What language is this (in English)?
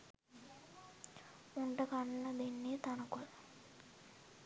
Sinhala